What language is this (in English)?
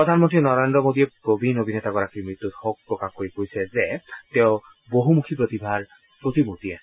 Assamese